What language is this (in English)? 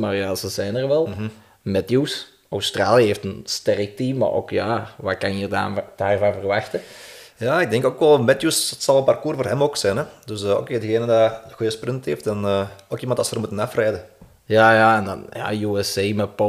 Dutch